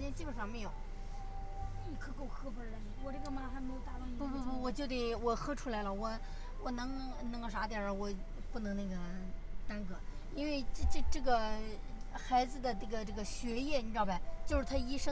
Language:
Chinese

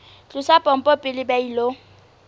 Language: Southern Sotho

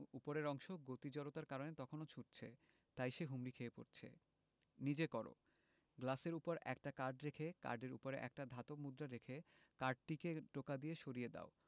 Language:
Bangla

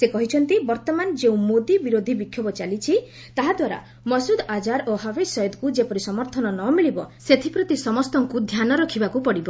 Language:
Odia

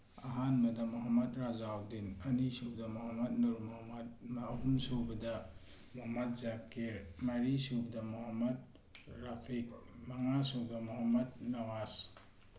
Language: Manipuri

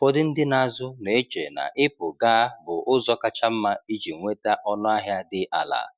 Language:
Igbo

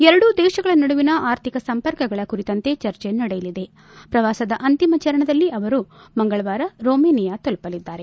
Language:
Kannada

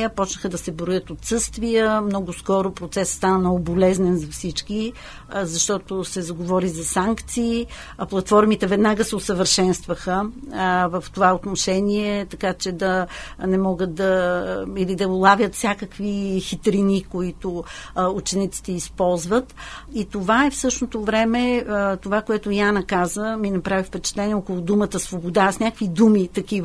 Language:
Bulgarian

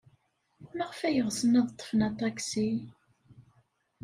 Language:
Kabyle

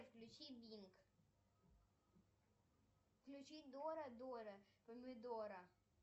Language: Russian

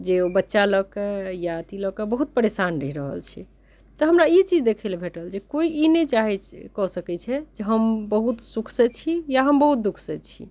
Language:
Maithili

